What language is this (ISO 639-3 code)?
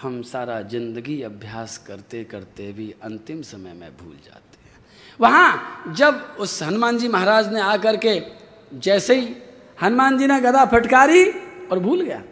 hin